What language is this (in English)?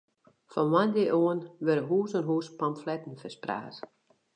Western Frisian